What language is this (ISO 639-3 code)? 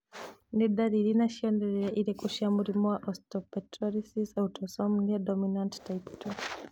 kik